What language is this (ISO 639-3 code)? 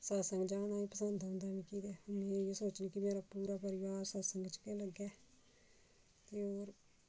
doi